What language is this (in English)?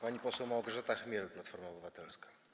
Polish